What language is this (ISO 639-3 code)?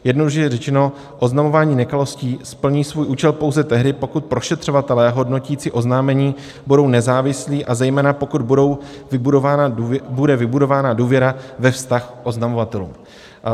ces